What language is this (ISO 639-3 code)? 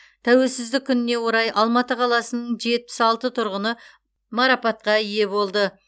kaz